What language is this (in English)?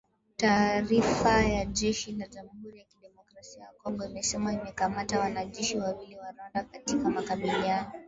Swahili